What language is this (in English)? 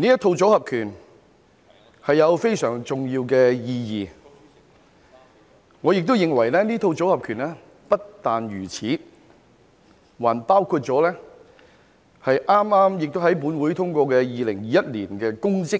Cantonese